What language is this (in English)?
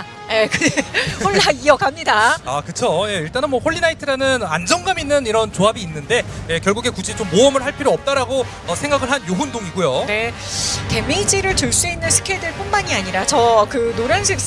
Korean